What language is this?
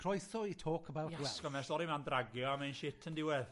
Welsh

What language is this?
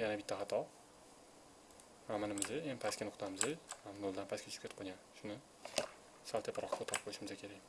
Turkish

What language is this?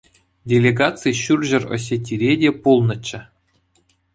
Chuvash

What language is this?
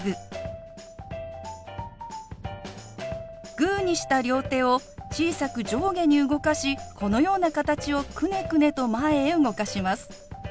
Japanese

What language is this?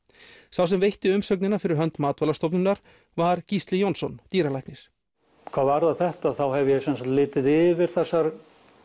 Icelandic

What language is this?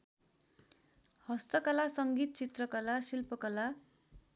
Nepali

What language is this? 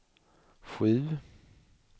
Swedish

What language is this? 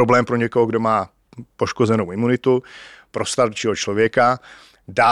Czech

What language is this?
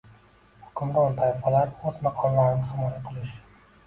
Uzbek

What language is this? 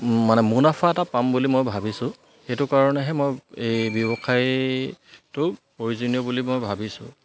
Assamese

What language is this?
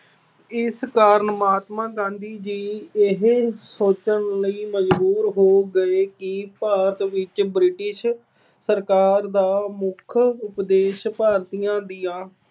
Punjabi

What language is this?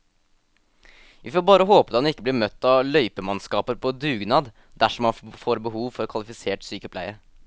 Norwegian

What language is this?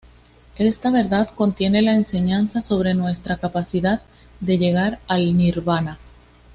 Spanish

